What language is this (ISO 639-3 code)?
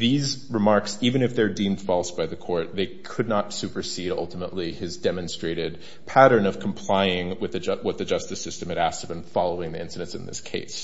eng